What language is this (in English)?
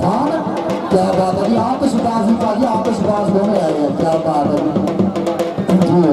Arabic